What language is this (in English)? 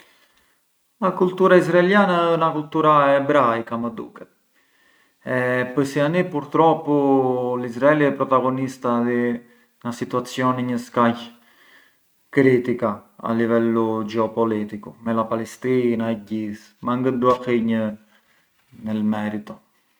Arbëreshë Albanian